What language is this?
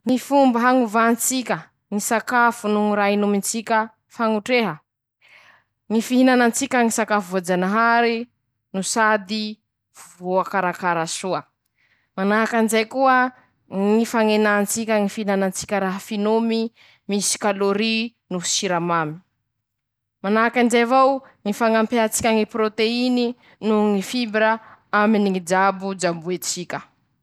Masikoro Malagasy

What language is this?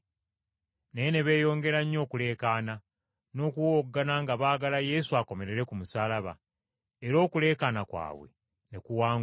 Ganda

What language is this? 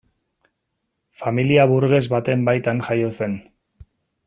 Basque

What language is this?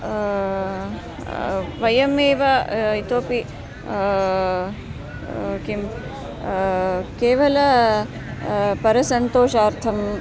Sanskrit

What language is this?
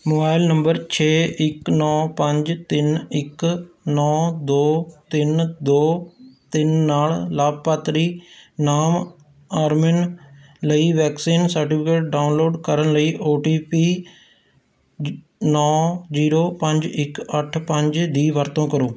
Punjabi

